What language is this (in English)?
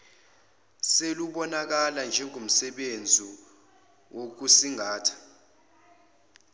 Zulu